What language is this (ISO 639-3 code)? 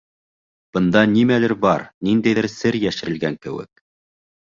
bak